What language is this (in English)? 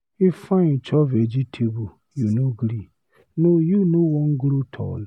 Nigerian Pidgin